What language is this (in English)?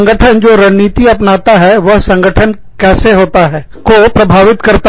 Hindi